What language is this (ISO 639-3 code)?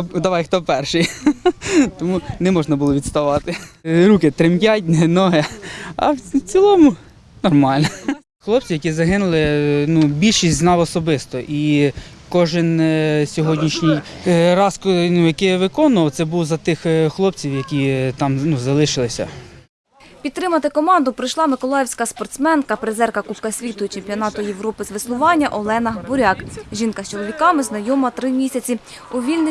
ukr